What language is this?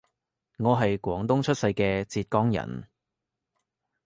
Cantonese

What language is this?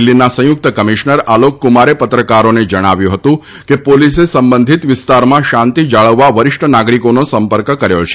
Gujarati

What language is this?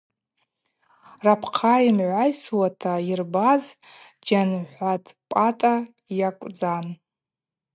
Abaza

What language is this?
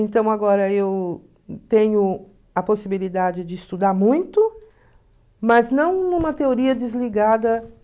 Portuguese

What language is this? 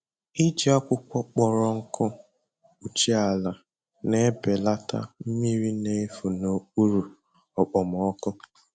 Igbo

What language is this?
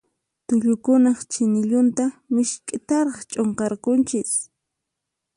Puno Quechua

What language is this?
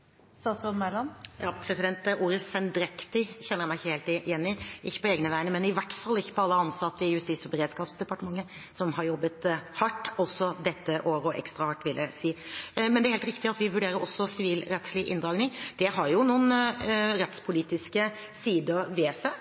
Norwegian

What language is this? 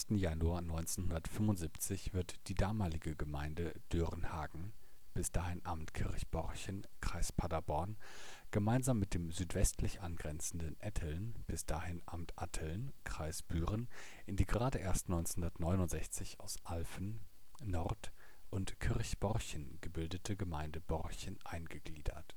German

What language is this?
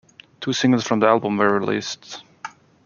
English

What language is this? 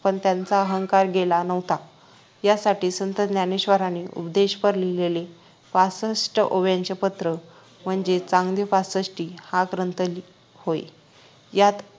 Marathi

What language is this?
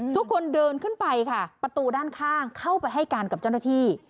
Thai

